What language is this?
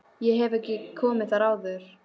Icelandic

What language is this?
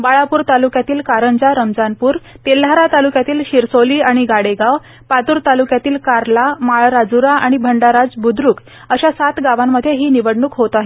Marathi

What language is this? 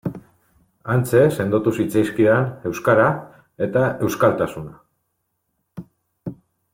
Basque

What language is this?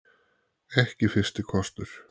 Icelandic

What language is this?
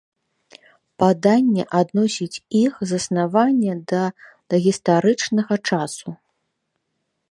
Belarusian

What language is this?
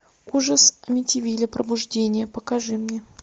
Russian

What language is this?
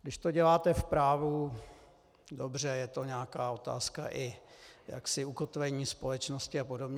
Czech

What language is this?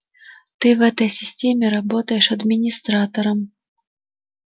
Russian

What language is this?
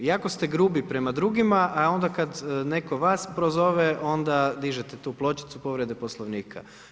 Croatian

